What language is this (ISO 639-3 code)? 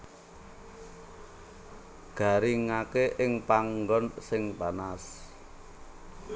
jav